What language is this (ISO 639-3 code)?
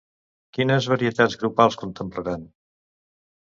cat